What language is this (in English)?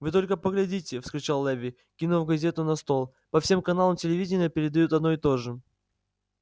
Russian